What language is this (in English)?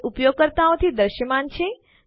Gujarati